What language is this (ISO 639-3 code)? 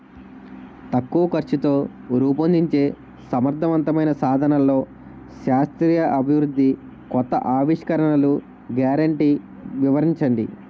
tel